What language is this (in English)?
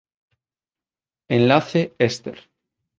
Galician